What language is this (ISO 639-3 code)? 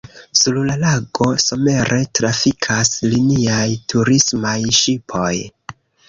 epo